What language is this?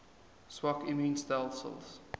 Afrikaans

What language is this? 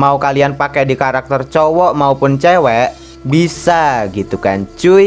Indonesian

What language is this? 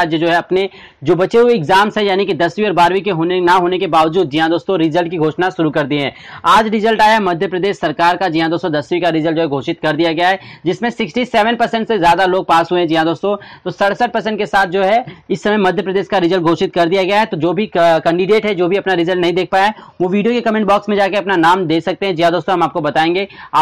Hindi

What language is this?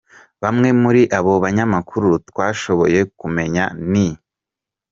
Kinyarwanda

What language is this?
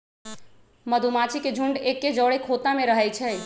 Magahi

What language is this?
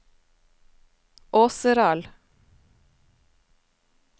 Norwegian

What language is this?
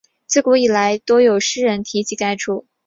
Chinese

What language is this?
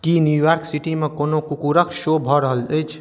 Maithili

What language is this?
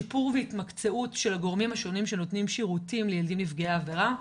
Hebrew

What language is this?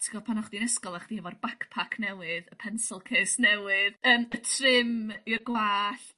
Welsh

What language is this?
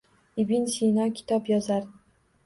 Uzbek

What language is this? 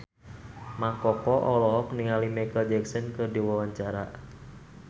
Sundanese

